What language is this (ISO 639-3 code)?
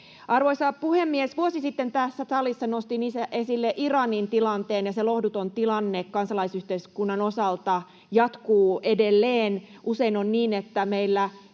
fin